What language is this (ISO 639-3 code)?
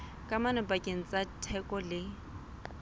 sot